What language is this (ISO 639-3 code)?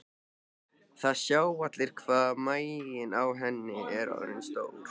isl